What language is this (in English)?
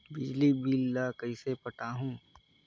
Chhattisgarhi